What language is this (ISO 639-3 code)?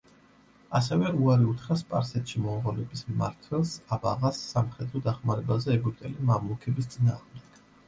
kat